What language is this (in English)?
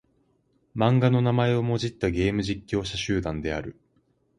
Japanese